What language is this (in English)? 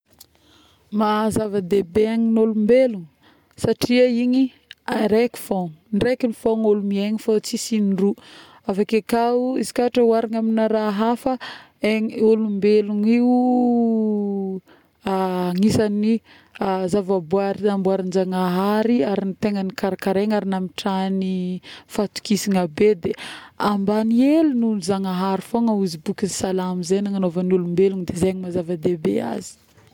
Northern Betsimisaraka Malagasy